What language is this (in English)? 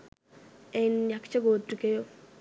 Sinhala